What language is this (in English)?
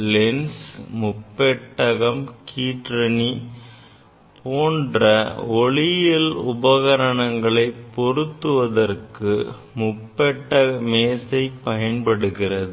Tamil